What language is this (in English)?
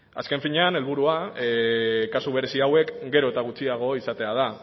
Basque